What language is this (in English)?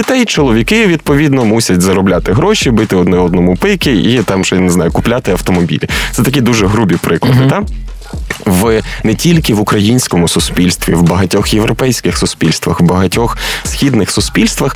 Ukrainian